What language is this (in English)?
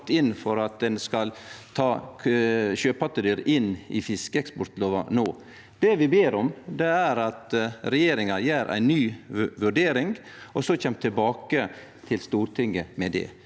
Norwegian